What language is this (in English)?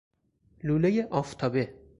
Persian